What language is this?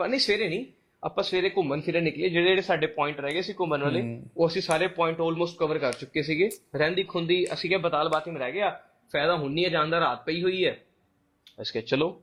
Punjabi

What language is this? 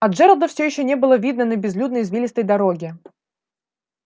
Russian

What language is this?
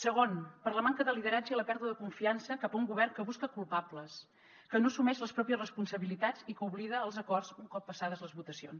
Catalan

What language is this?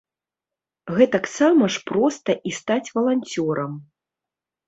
Belarusian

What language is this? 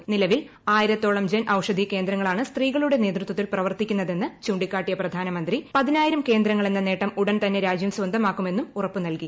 Malayalam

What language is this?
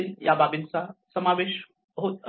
Marathi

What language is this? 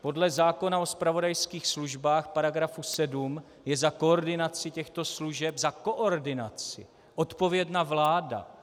Czech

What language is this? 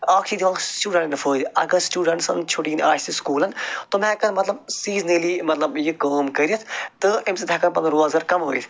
Kashmiri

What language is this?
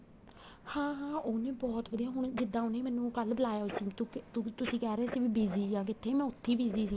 Punjabi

